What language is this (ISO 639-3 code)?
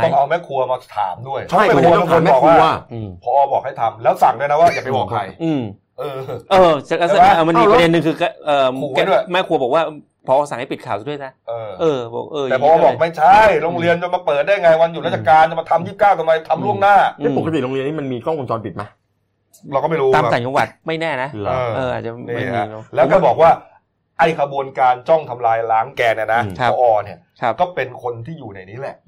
tha